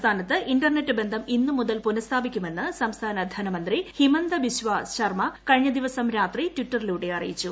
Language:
Malayalam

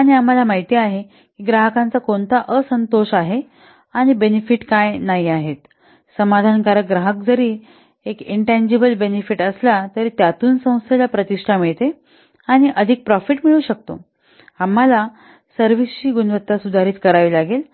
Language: Marathi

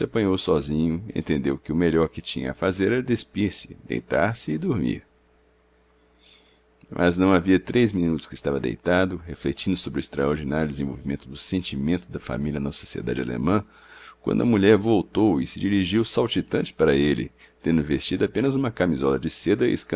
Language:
Portuguese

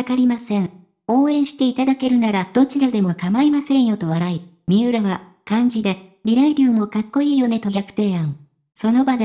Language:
Japanese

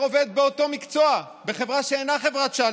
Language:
Hebrew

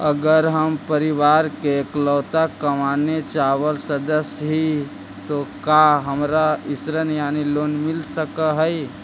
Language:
Magahi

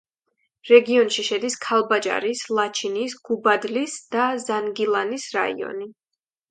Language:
Georgian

